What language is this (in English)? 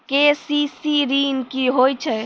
Maithili